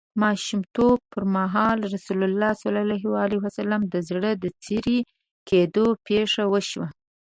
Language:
Pashto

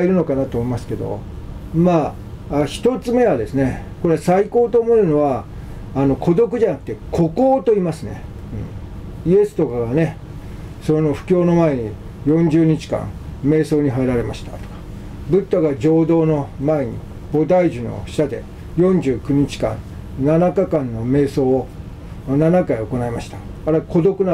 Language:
Japanese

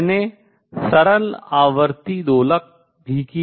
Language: Hindi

